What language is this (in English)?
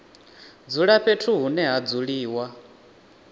Venda